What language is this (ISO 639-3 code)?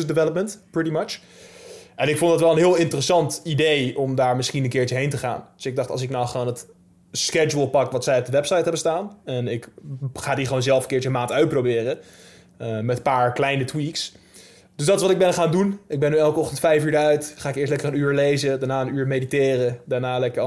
nld